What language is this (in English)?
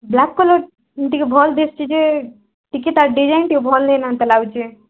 Odia